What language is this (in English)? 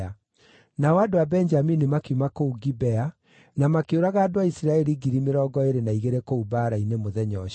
Kikuyu